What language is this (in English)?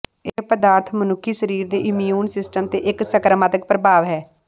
Punjabi